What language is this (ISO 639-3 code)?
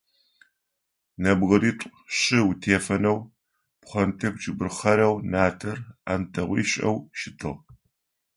ady